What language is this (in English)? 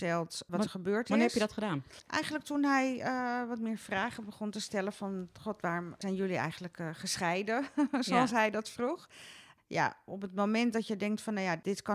Dutch